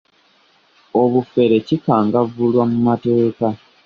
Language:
Ganda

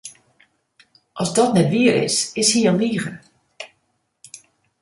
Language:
Western Frisian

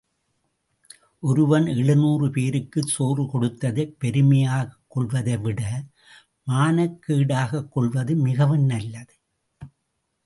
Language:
Tamil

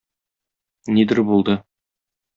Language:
Tatar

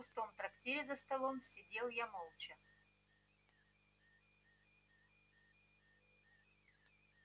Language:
Russian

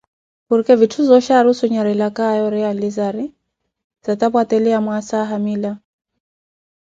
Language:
Koti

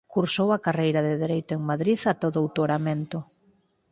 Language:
Galician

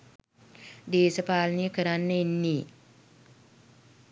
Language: Sinhala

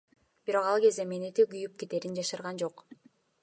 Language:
Kyrgyz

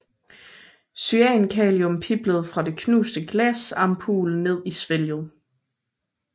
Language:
Danish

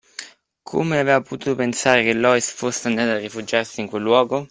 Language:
Italian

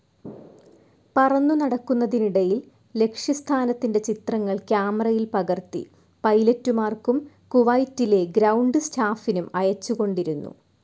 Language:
Malayalam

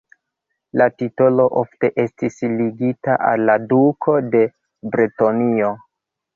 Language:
Esperanto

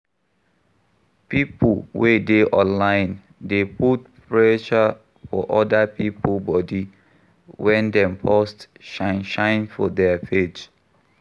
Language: Nigerian Pidgin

